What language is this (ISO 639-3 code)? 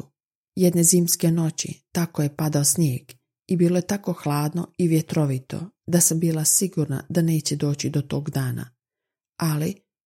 hrv